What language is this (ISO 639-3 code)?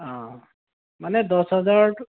asm